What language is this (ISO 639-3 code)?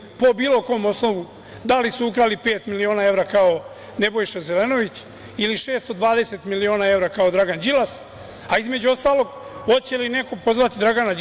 srp